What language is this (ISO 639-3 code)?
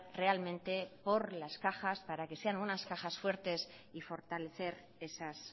spa